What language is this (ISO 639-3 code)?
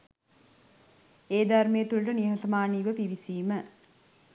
sin